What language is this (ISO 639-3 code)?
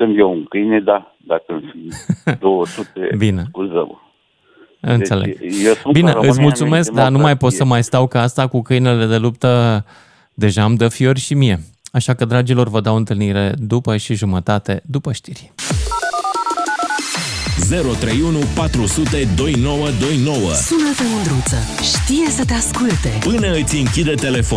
ron